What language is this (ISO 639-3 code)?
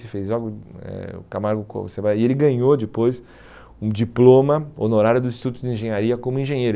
por